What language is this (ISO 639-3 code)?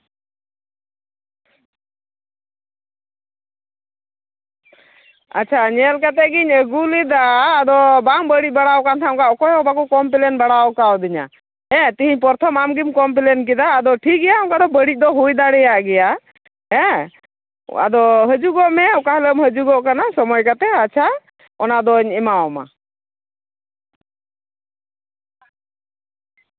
sat